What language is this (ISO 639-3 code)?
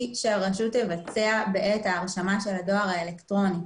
heb